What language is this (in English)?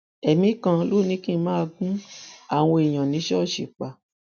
Yoruba